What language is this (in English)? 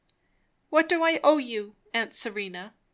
English